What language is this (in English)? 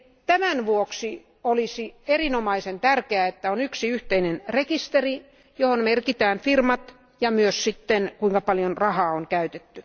Finnish